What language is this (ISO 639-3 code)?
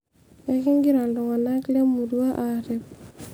mas